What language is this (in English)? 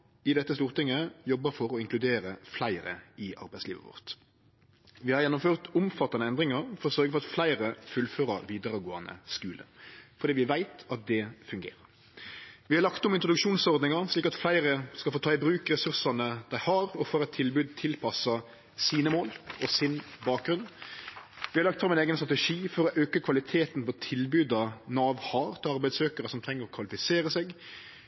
Norwegian Nynorsk